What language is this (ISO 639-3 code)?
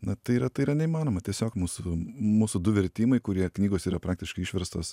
lit